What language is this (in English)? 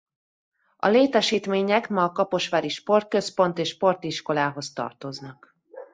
Hungarian